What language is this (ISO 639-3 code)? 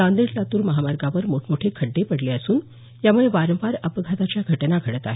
mar